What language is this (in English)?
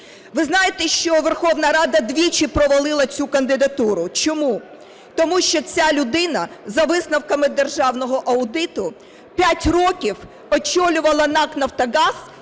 Ukrainian